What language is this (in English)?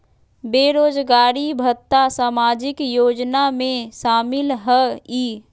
Magahi